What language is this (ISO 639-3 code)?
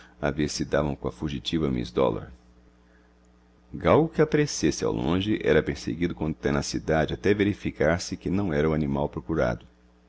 por